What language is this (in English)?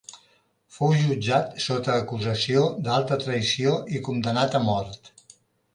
Catalan